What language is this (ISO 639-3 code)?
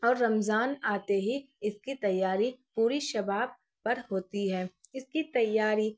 urd